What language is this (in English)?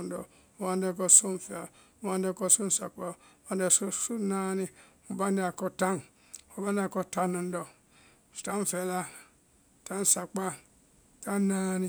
Vai